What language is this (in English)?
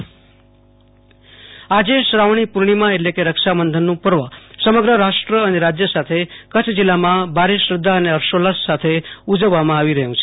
Gujarati